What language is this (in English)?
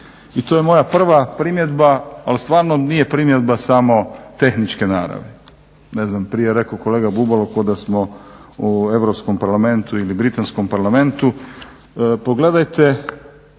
Croatian